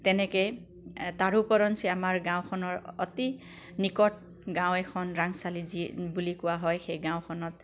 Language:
Assamese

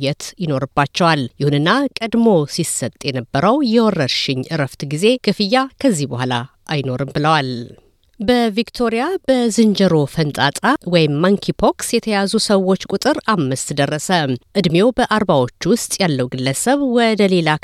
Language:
Amharic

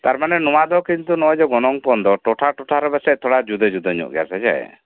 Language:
Santali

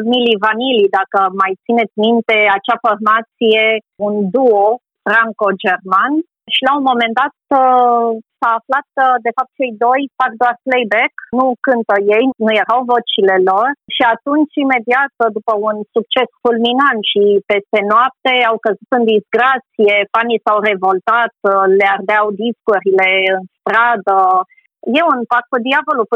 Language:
Romanian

